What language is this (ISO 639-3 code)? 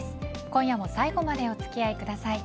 jpn